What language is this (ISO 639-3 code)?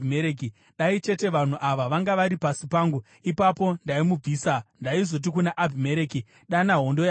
sna